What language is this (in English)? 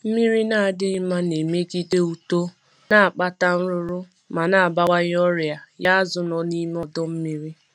Igbo